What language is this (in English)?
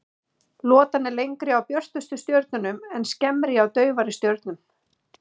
Icelandic